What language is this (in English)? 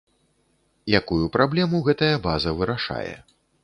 Belarusian